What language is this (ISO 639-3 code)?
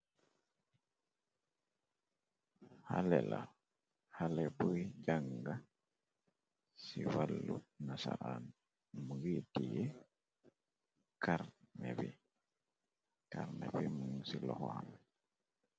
wol